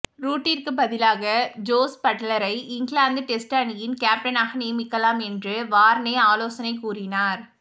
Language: Tamil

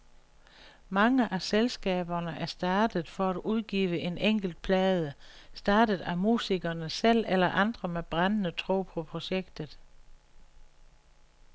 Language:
Danish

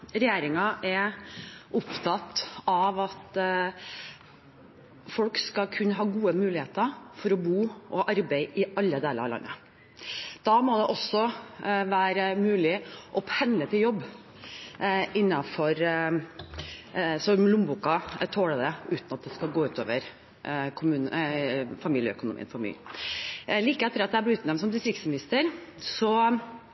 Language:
Norwegian Bokmål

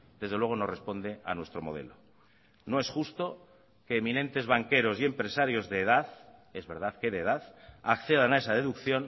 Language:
Spanish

